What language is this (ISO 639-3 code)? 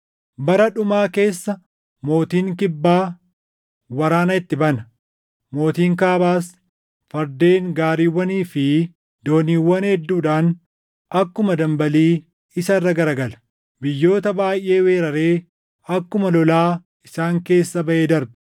orm